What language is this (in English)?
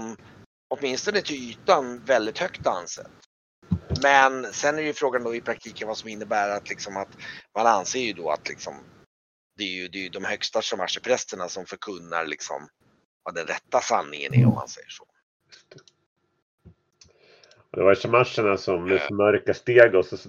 Swedish